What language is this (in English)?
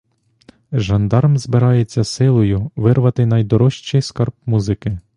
Ukrainian